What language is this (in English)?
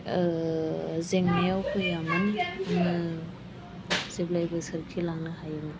Bodo